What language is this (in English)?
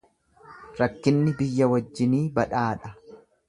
Oromo